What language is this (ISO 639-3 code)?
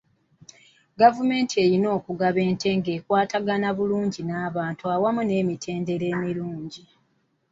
lug